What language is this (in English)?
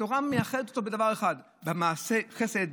Hebrew